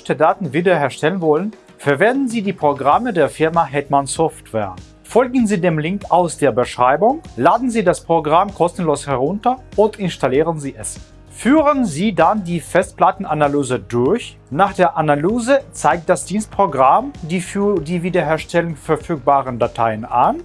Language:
German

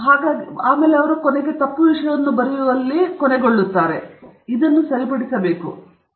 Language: Kannada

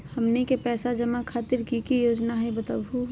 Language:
Magahi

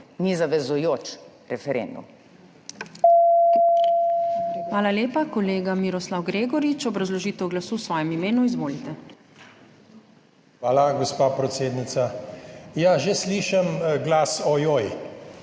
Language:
Slovenian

